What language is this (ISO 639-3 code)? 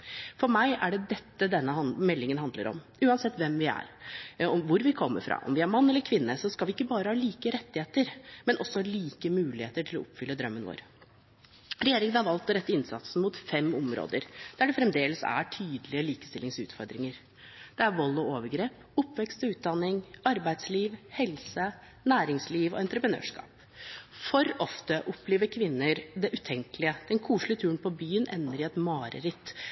nob